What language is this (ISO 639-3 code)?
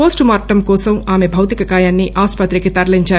tel